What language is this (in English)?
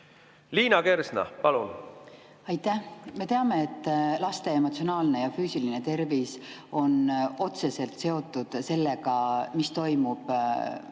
Estonian